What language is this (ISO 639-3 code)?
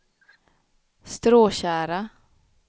swe